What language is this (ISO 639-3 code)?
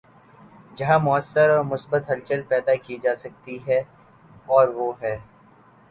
urd